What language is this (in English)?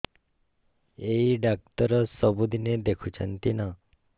Odia